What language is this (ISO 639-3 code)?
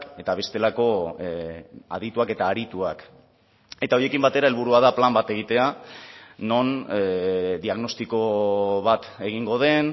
eus